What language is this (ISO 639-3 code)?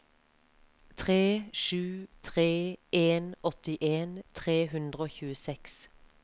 nor